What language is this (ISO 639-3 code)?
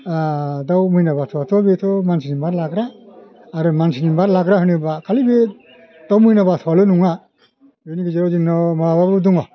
brx